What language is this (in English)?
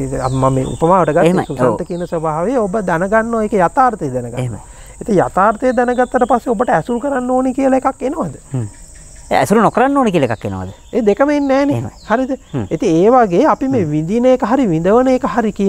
Indonesian